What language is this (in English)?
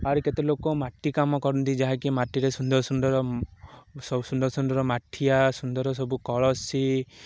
Odia